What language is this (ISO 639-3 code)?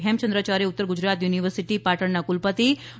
guj